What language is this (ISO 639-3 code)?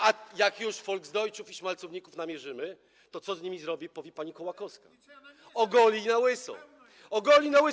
pol